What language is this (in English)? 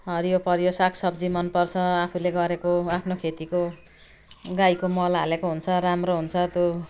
Nepali